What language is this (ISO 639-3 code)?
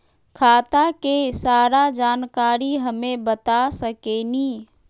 mag